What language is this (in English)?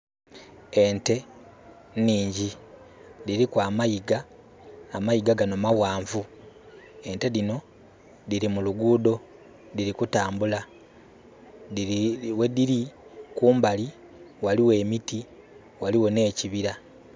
Soga